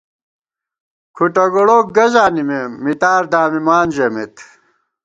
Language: Gawar-Bati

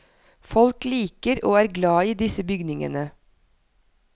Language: Norwegian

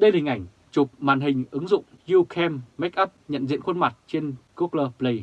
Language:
Vietnamese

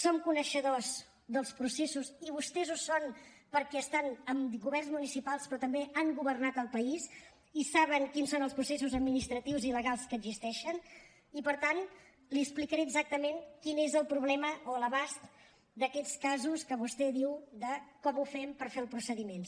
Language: Catalan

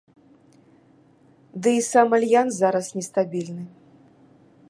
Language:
Belarusian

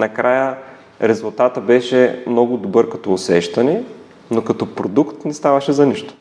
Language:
Bulgarian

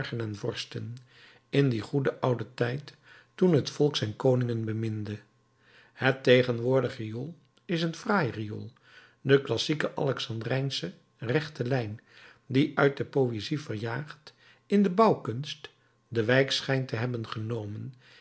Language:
Dutch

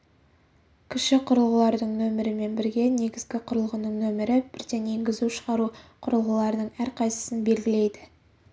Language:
Kazakh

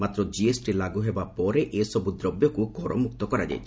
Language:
Odia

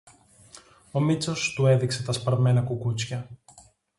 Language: Greek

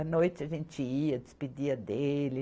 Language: Portuguese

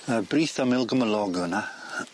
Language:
Welsh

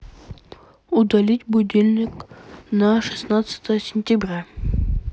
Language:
Russian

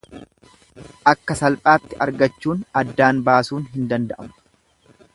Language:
Oromo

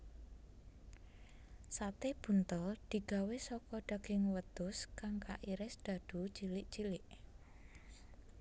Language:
Javanese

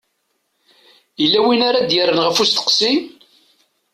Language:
Kabyle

